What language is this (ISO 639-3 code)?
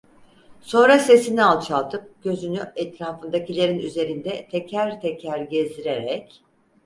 tur